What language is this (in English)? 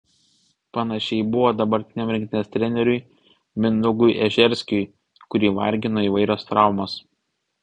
Lithuanian